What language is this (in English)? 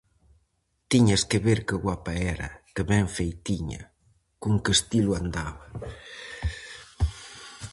Galician